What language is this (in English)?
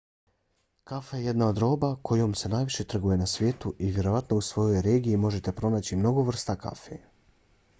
Bosnian